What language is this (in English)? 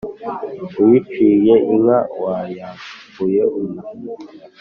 Kinyarwanda